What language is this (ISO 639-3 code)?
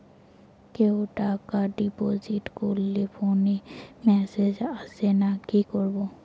ben